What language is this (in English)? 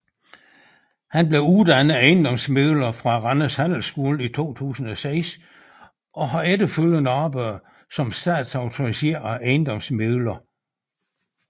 Danish